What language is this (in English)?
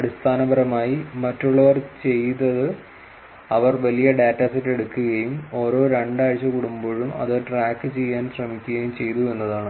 Malayalam